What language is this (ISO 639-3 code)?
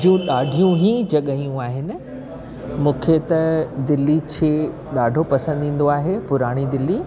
snd